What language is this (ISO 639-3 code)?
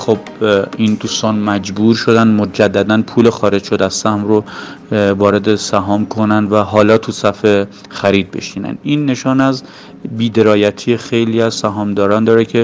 fas